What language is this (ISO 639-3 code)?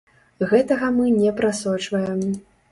bel